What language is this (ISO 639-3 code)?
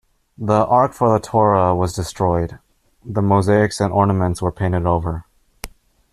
eng